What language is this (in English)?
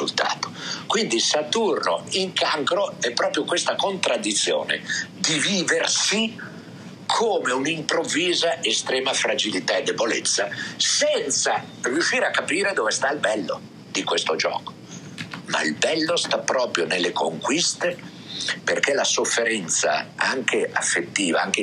Italian